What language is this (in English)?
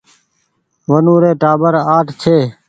Goaria